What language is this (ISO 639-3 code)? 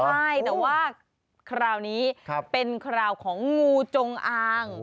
tha